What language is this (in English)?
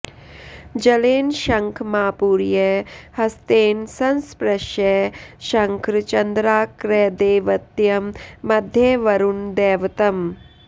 Sanskrit